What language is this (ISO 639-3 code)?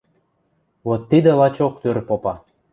mrj